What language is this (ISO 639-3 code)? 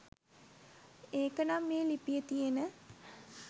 sin